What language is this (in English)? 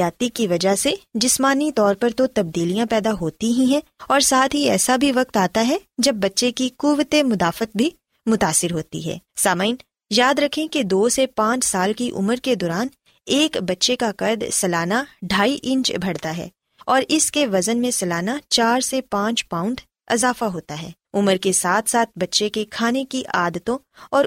Urdu